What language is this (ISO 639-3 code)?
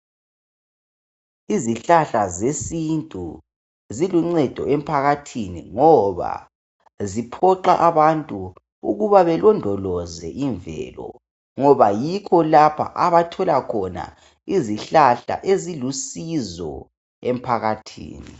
nde